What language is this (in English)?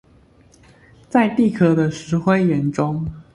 Chinese